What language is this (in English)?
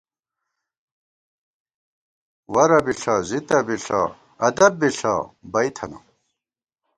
Gawar-Bati